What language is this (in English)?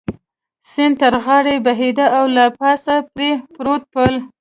Pashto